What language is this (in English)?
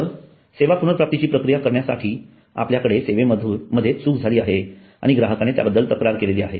Marathi